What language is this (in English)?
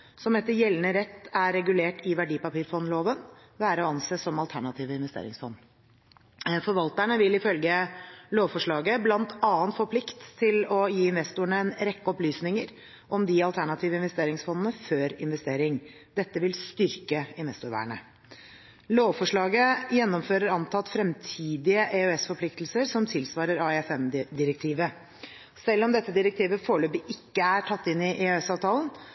Norwegian Bokmål